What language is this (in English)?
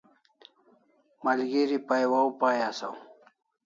Kalasha